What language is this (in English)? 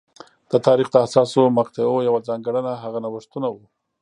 Pashto